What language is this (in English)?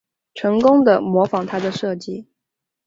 Chinese